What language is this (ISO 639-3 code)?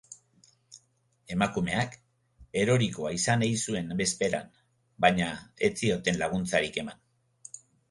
eus